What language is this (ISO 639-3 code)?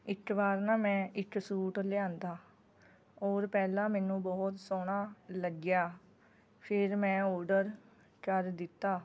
pan